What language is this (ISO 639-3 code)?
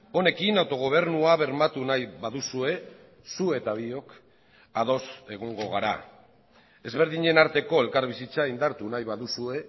eus